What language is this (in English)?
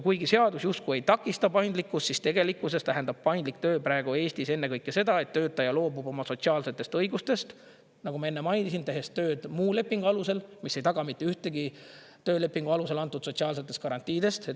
Estonian